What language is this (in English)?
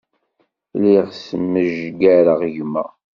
Kabyle